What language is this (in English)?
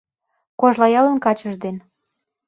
Mari